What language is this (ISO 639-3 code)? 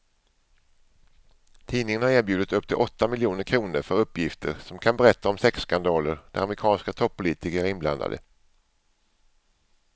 swe